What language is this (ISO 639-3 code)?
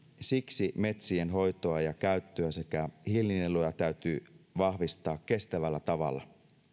fin